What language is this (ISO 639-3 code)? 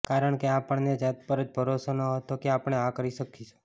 guj